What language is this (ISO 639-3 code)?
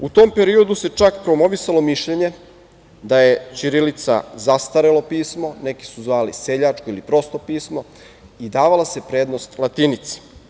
srp